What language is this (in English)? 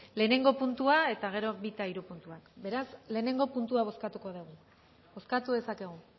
Basque